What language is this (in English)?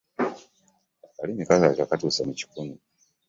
Ganda